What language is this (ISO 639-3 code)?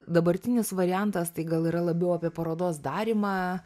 lit